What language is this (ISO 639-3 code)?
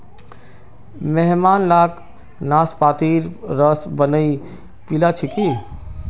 mag